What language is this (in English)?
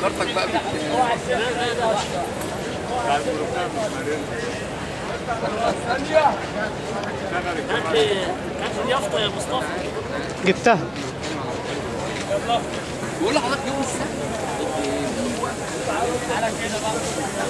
Arabic